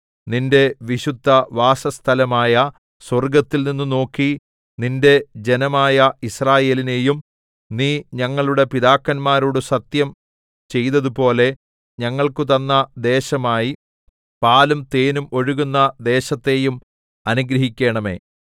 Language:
Malayalam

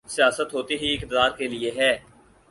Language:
Urdu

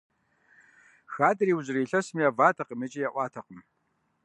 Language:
Kabardian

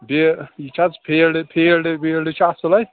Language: Kashmiri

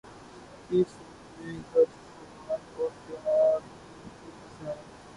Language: Urdu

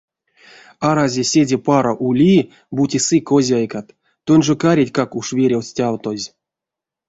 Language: Erzya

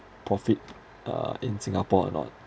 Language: English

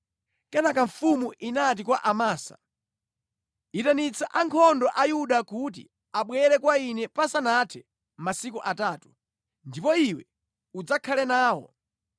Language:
Nyanja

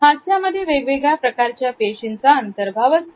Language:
Marathi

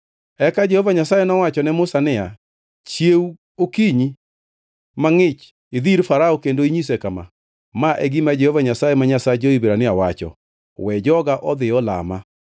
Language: Luo (Kenya and Tanzania)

